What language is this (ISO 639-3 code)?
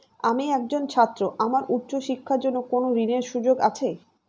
ben